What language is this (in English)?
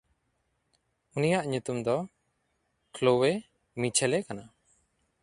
Santali